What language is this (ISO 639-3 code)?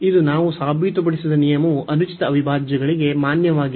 kan